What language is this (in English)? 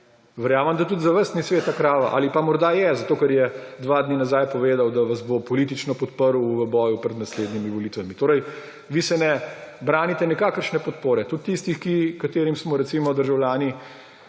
Slovenian